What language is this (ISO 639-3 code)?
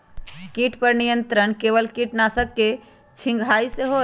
mag